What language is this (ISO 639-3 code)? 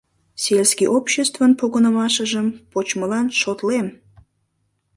chm